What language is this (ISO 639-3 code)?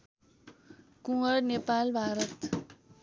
nep